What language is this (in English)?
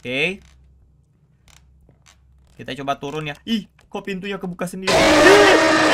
Indonesian